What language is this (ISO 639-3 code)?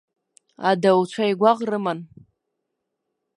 abk